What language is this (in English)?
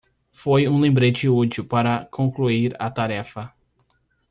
Portuguese